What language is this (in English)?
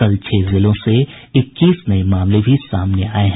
Hindi